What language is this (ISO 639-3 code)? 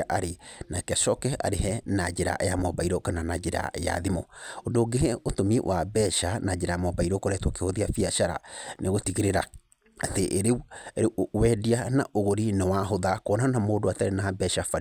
kik